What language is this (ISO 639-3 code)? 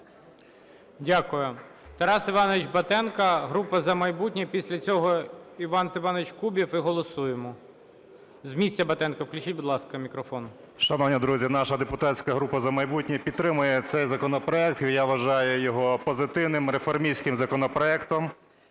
ukr